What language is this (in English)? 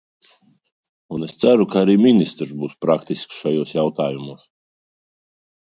Latvian